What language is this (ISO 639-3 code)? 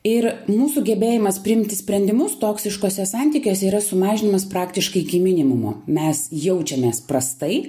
lit